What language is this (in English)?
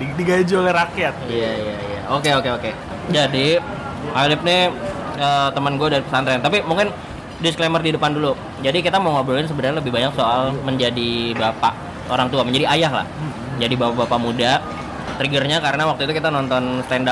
Indonesian